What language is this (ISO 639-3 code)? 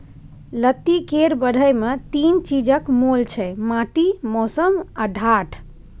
mai